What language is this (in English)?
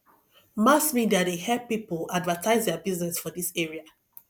Nigerian Pidgin